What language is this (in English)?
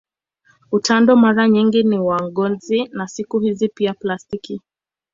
Swahili